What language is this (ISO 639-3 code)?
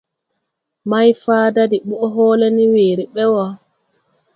tui